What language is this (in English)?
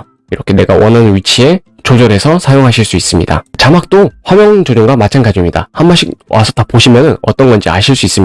Korean